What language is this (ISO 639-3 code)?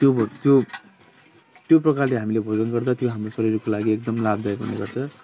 nep